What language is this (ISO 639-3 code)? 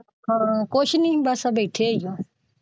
pan